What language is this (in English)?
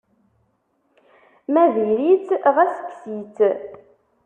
Kabyle